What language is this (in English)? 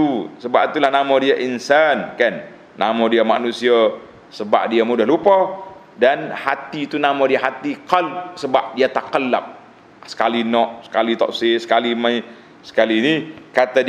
Malay